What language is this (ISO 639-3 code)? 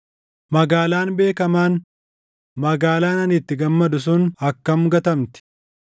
orm